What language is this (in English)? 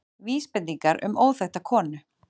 Icelandic